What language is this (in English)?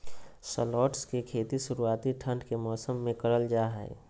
Magahi